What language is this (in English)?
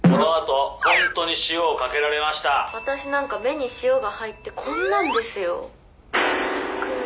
Japanese